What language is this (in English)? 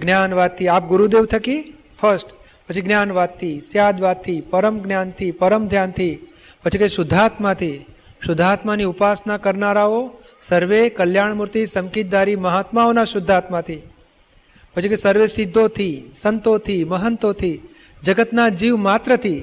Gujarati